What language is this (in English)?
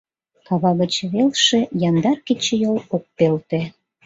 Mari